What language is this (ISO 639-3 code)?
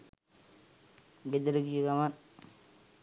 sin